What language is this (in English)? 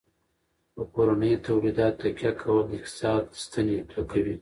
Pashto